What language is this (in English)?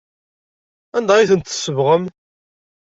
Kabyle